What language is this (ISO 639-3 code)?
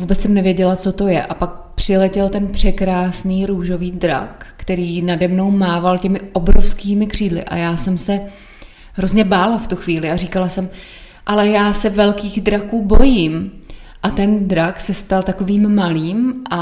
ces